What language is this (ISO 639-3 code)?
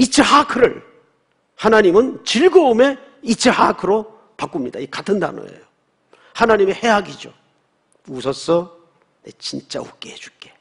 kor